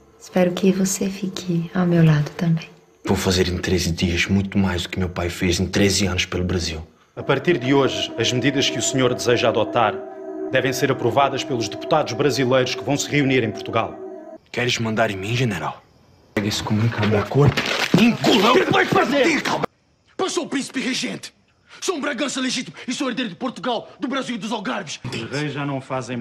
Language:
Portuguese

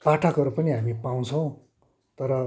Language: Nepali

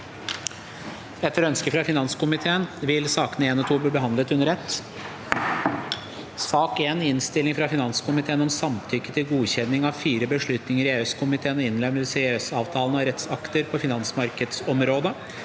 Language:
Norwegian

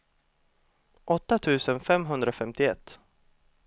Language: Swedish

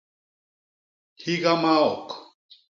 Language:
Basaa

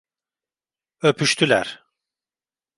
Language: Turkish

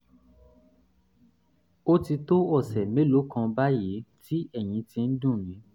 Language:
Yoruba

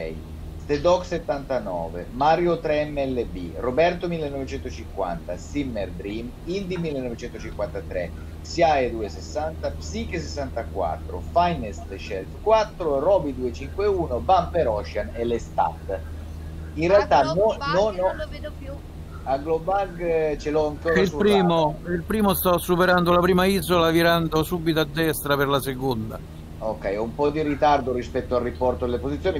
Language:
Italian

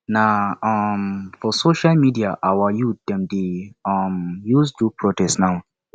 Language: Nigerian Pidgin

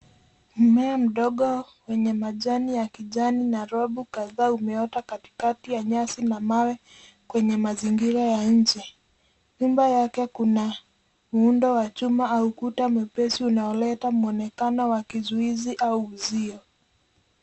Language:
Swahili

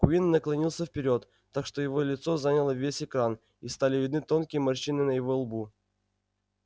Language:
Russian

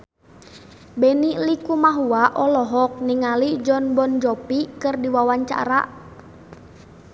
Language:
Sundanese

